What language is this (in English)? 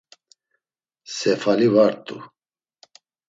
Laz